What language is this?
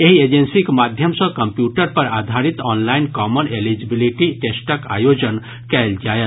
Maithili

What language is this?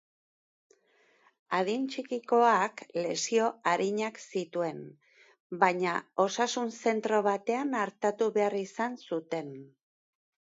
Basque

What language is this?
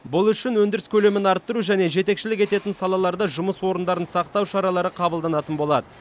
Kazakh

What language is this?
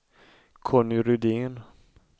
Swedish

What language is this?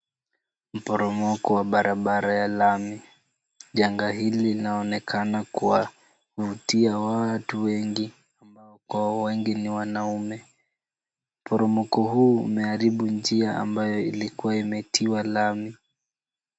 Swahili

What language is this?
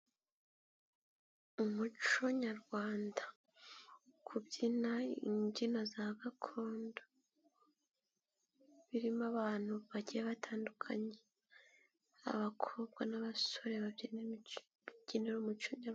Kinyarwanda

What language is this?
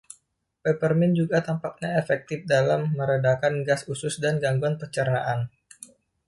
Indonesian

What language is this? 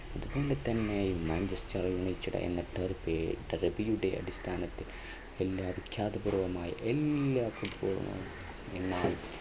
Malayalam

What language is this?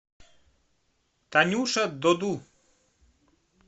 Russian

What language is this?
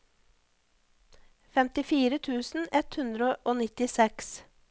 Norwegian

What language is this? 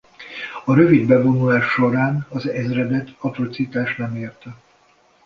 Hungarian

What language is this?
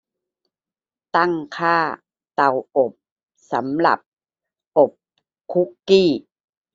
Thai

